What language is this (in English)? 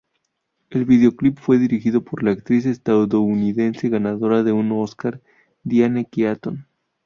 Spanish